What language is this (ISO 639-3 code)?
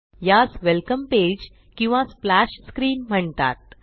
mar